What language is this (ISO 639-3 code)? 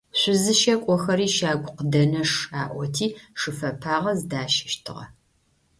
ady